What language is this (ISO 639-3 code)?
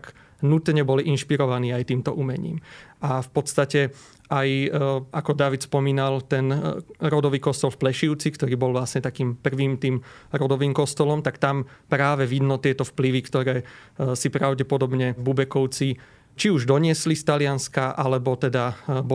slk